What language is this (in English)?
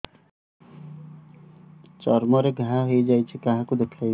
Odia